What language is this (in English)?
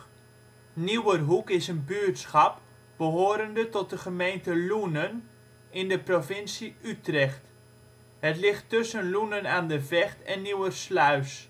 Dutch